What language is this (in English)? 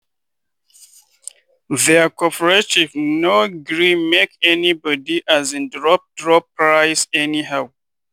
Nigerian Pidgin